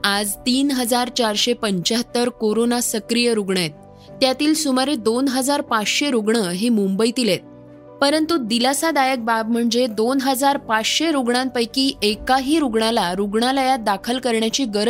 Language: Marathi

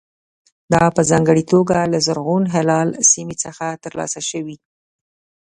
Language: Pashto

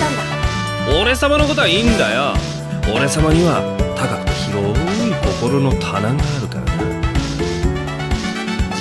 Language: Japanese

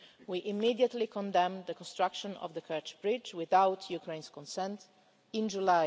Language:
English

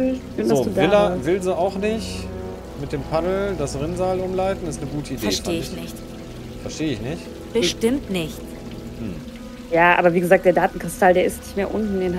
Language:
German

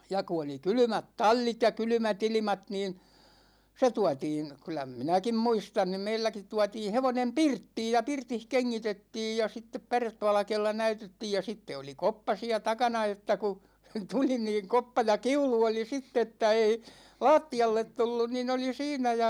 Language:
Finnish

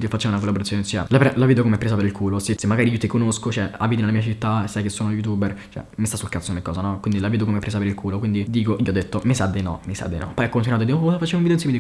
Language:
Italian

